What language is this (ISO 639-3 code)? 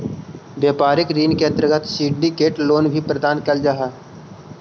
mag